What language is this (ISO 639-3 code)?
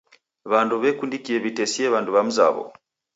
dav